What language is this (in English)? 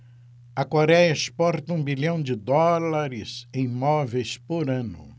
Portuguese